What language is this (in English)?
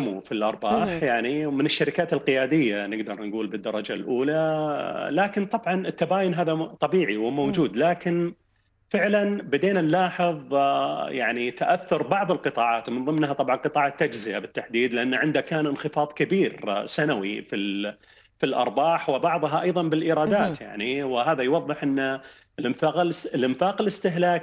Arabic